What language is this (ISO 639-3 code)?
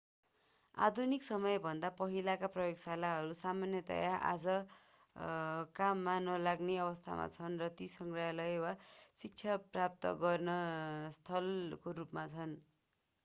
nep